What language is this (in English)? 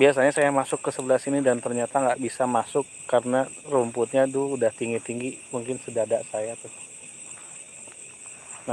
Indonesian